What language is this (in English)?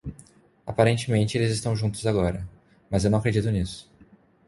Portuguese